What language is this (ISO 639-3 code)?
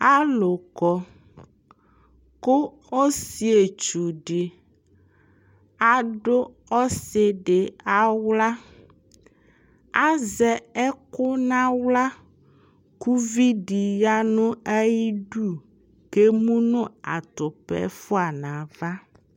kpo